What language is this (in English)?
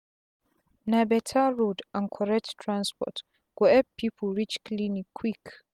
Nigerian Pidgin